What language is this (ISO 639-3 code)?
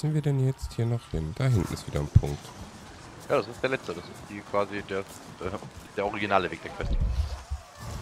deu